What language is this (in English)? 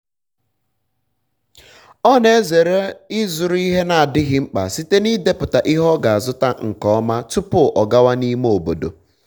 Igbo